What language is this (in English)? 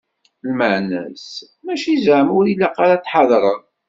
Kabyle